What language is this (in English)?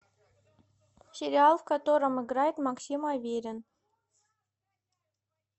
Russian